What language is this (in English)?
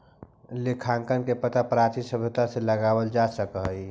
Magahi